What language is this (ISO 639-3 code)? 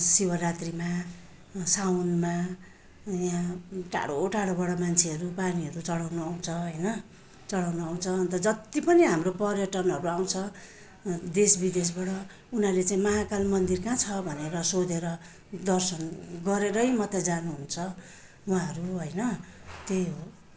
nep